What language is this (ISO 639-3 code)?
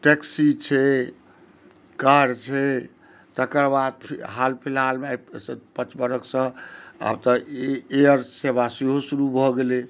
mai